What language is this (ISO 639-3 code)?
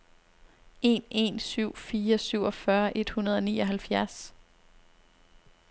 dan